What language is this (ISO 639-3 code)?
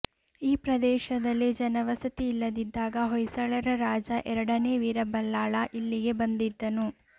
kan